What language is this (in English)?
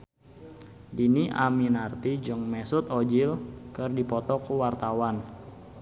Sundanese